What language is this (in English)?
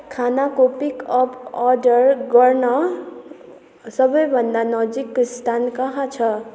Nepali